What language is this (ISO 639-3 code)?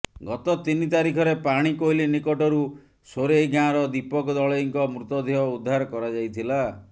ori